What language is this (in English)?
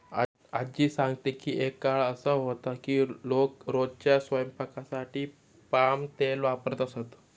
Marathi